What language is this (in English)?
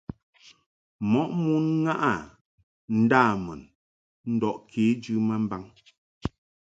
Mungaka